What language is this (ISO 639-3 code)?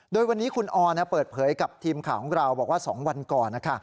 tha